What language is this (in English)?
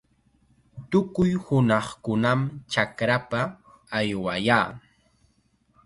Chiquián Ancash Quechua